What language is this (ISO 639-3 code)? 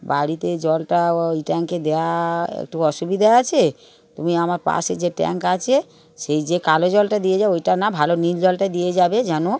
ben